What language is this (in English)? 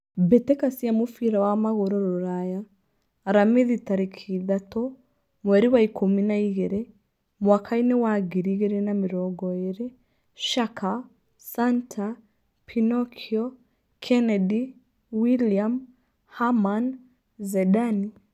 Kikuyu